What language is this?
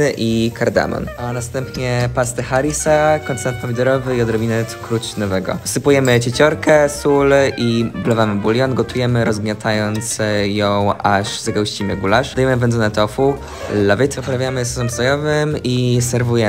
Polish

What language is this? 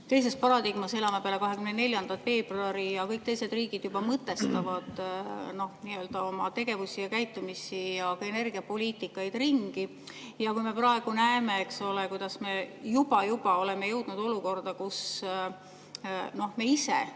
Estonian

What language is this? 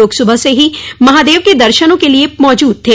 Hindi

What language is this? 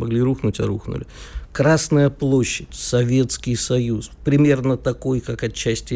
Russian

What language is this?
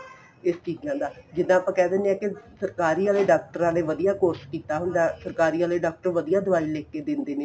Punjabi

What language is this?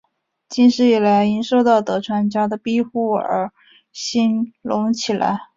Chinese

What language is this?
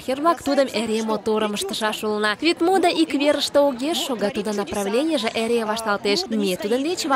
Russian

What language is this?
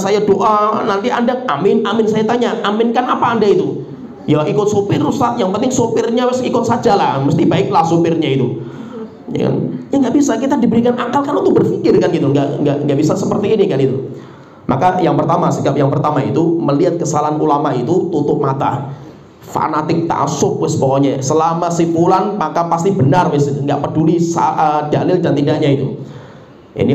Indonesian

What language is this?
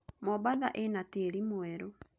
Kikuyu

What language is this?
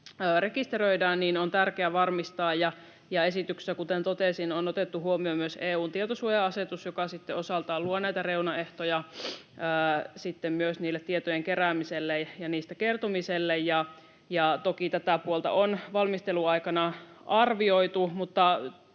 Finnish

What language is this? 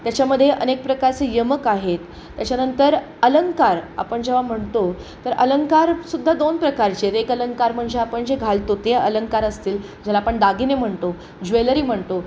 Marathi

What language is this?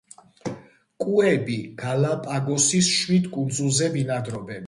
Georgian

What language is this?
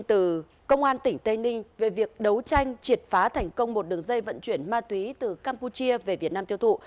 Vietnamese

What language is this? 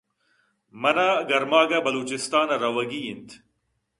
Eastern Balochi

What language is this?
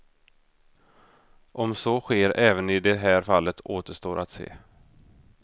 Swedish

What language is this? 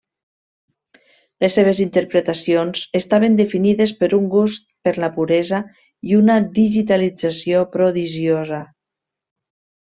Catalan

